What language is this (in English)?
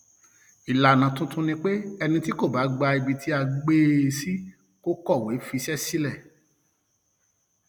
Yoruba